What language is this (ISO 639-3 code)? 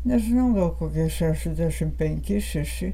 lit